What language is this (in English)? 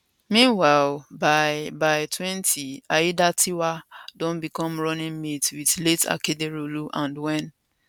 Nigerian Pidgin